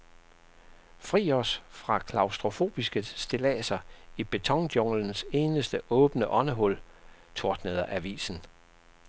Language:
Danish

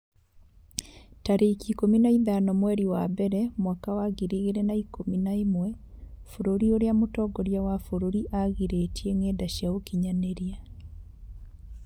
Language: Kikuyu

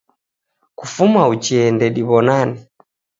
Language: Taita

